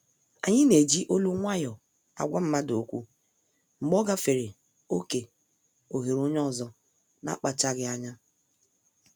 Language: Igbo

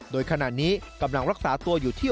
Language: Thai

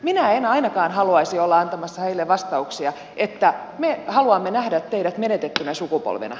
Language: Finnish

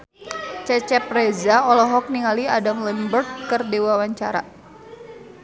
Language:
Sundanese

